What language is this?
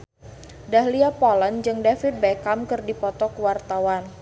Sundanese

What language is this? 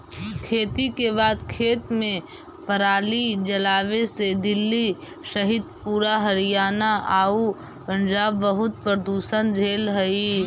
Magahi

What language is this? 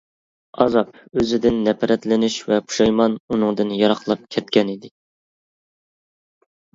Uyghur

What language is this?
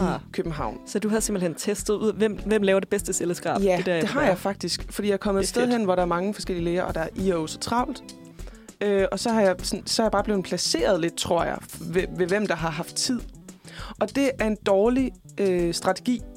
Danish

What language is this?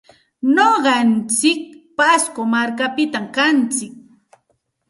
Santa Ana de Tusi Pasco Quechua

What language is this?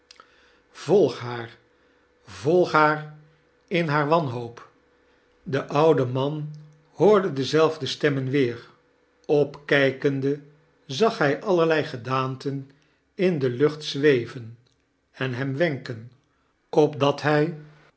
Dutch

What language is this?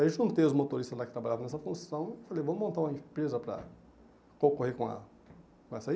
Portuguese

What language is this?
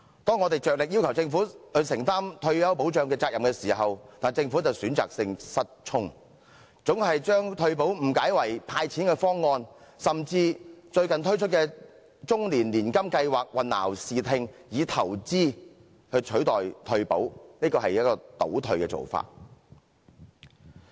Cantonese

